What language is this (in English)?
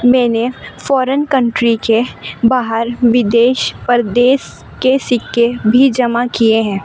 Urdu